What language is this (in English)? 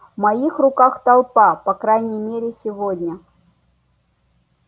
Russian